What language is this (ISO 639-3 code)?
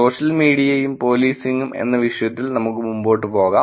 mal